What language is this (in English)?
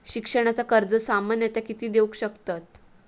Marathi